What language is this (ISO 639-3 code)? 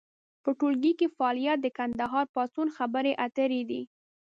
pus